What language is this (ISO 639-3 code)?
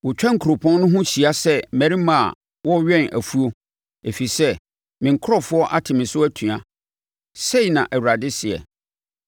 aka